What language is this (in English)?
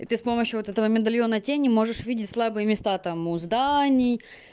Russian